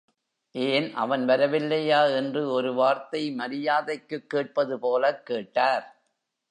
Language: Tamil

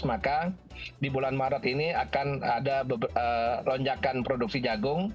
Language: Indonesian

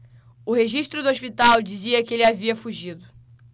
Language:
Portuguese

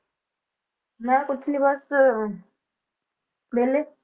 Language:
Punjabi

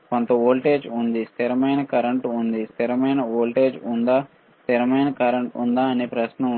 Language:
Telugu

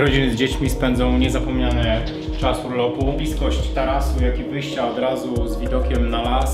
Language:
Polish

